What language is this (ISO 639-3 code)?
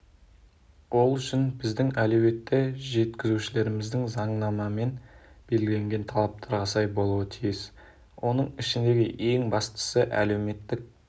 kaz